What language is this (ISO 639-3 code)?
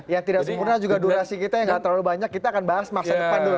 ind